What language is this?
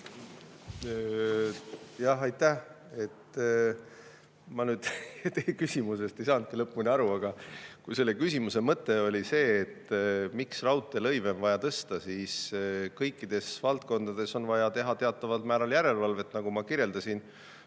Estonian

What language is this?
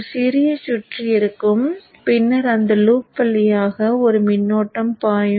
Tamil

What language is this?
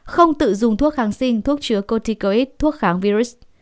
Vietnamese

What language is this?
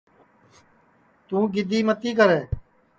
Sansi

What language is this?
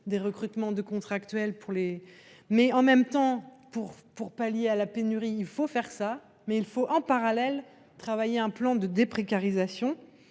French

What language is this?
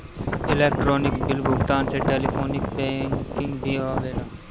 Bhojpuri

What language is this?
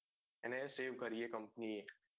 Gujarati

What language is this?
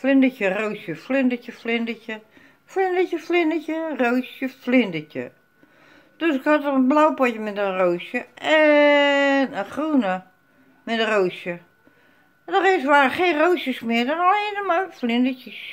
Dutch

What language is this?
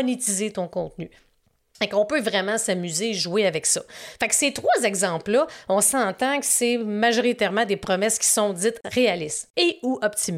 French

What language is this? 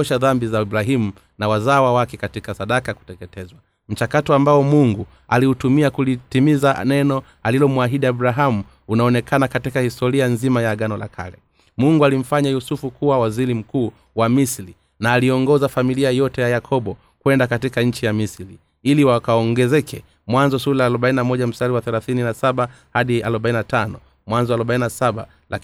Swahili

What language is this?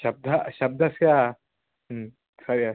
Sanskrit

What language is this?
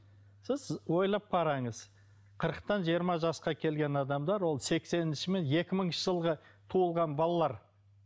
Kazakh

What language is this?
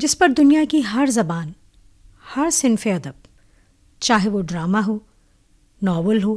Urdu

